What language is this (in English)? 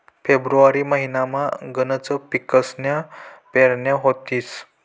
Marathi